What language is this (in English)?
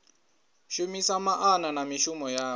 Venda